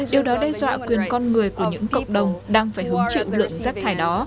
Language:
Vietnamese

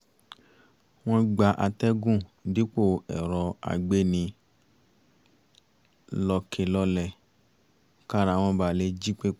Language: Yoruba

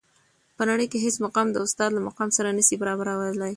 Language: Pashto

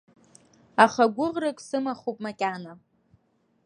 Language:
Abkhazian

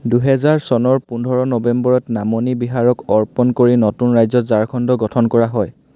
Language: Assamese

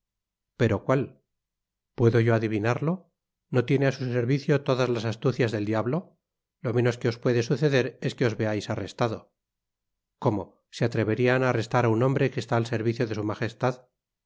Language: Spanish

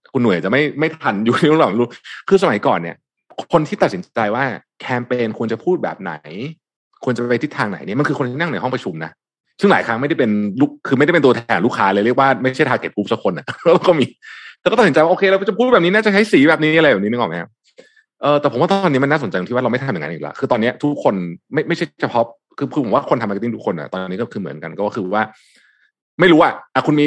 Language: Thai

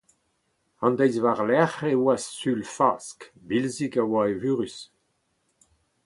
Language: Breton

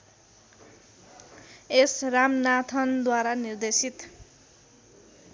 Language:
Nepali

